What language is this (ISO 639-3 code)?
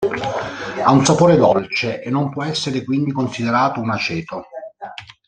ita